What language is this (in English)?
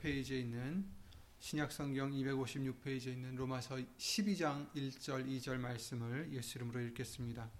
Korean